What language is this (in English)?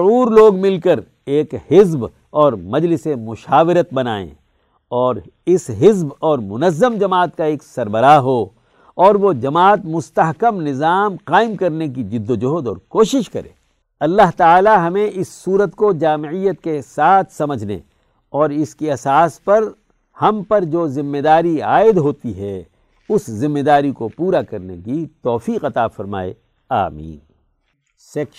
Urdu